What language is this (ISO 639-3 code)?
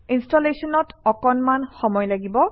asm